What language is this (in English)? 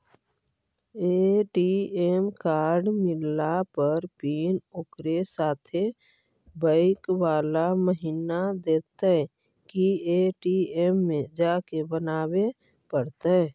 Magahi